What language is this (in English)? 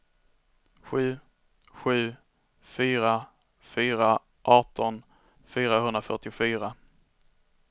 Swedish